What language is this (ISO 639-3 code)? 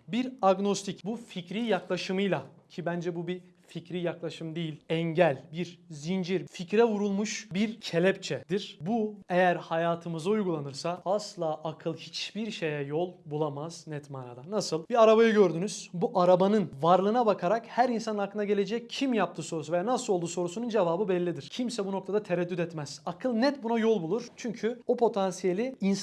tur